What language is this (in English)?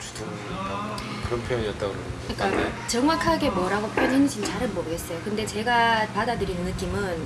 Korean